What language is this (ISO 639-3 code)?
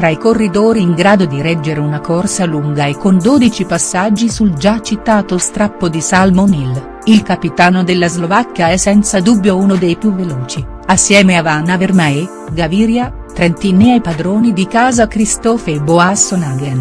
ita